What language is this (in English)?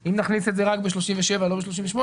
Hebrew